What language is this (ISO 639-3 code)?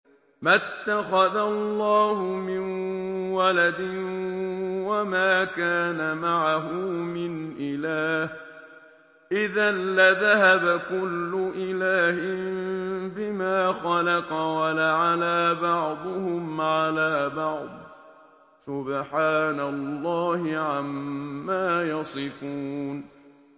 ara